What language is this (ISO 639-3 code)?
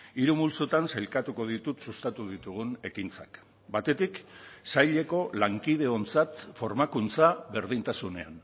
eus